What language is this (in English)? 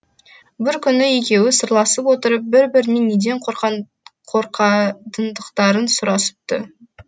Kazakh